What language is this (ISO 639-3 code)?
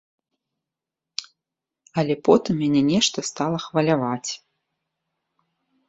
bel